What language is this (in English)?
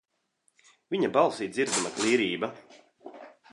Latvian